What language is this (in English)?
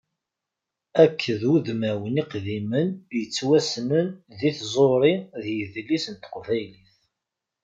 Kabyle